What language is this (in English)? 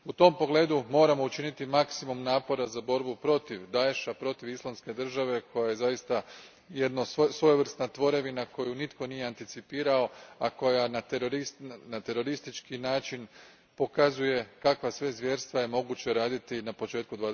Croatian